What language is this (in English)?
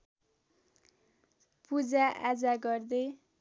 Nepali